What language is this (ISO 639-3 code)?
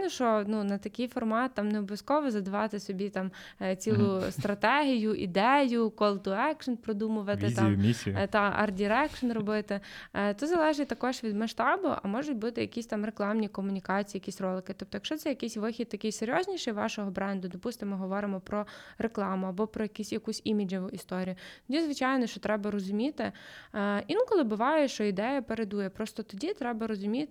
ukr